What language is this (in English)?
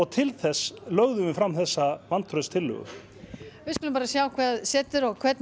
Icelandic